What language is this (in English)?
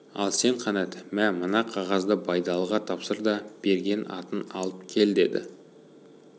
Kazakh